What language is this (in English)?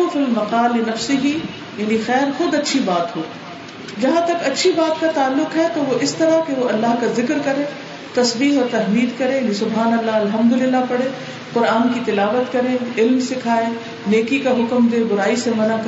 Urdu